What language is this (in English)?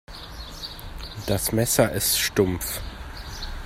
German